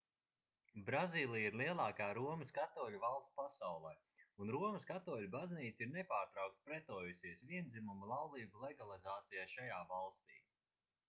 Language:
Latvian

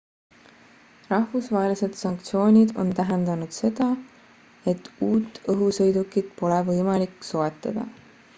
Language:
Estonian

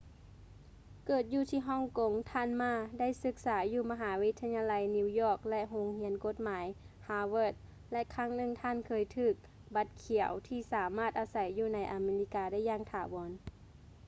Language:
Lao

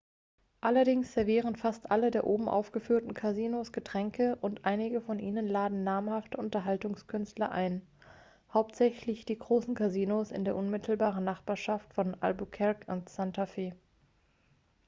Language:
German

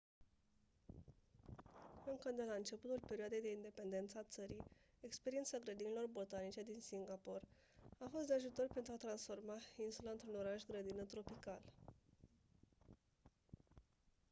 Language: Romanian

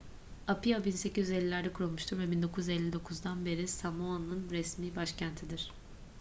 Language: Turkish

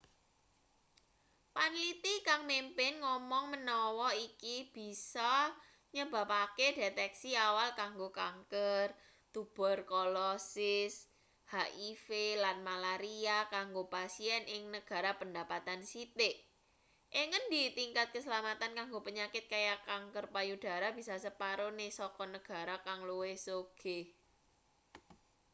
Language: Javanese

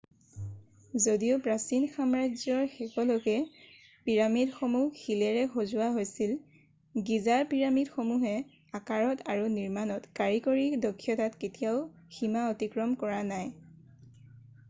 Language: Assamese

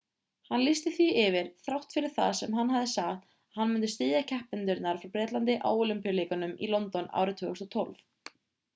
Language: Icelandic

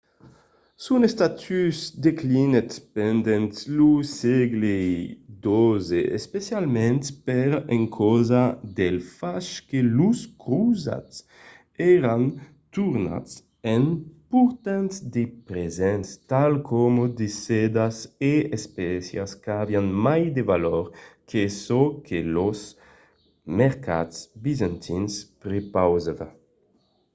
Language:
Occitan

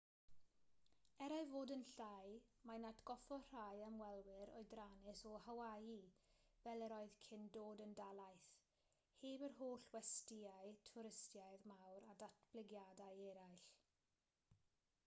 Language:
Welsh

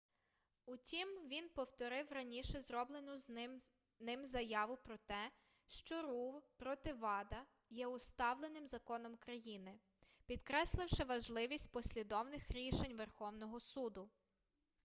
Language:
Ukrainian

